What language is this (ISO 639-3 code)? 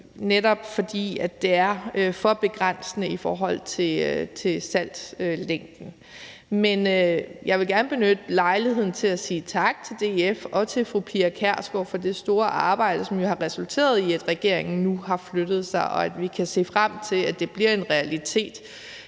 dan